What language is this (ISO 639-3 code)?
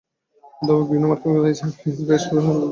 ben